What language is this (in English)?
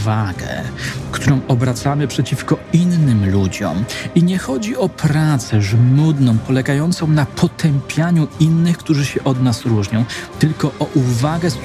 Polish